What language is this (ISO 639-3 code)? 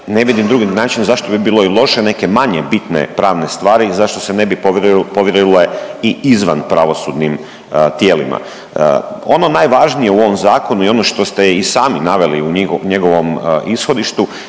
hrv